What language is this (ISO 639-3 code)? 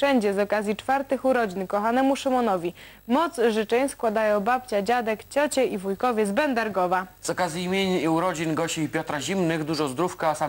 pol